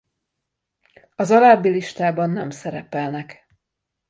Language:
Hungarian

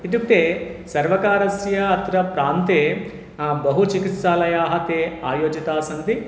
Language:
Sanskrit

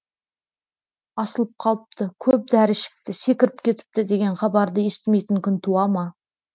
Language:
Kazakh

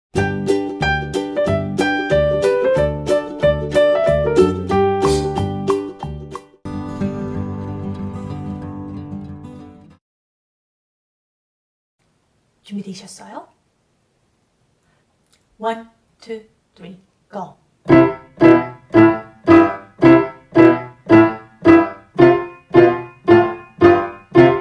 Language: Dutch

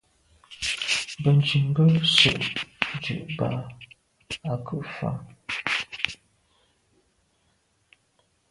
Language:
Medumba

